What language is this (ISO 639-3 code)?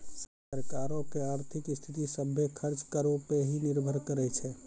mai